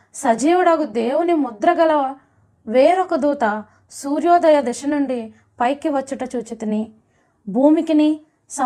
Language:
Telugu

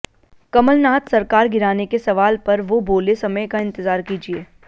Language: Hindi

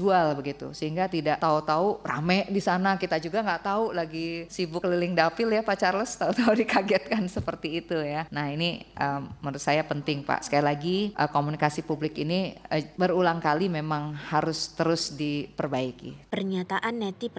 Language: Indonesian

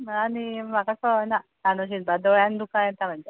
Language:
Konkani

